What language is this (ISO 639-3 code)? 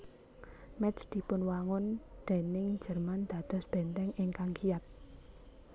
jav